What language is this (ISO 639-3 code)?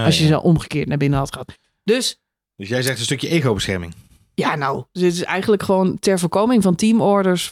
nld